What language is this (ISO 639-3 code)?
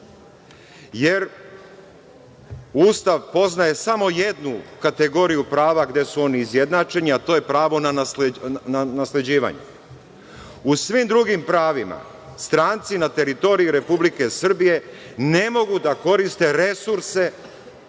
srp